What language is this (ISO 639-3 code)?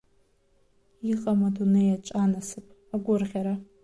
abk